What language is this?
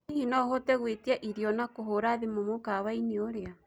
Kikuyu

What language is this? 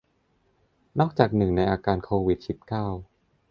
Thai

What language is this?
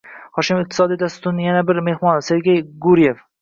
Uzbek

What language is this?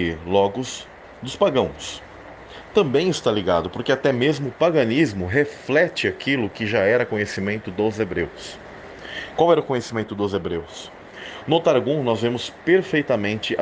Portuguese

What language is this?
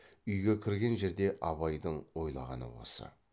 Kazakh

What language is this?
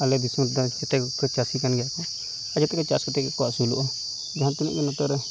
Santali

